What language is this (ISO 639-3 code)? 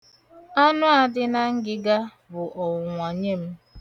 ibo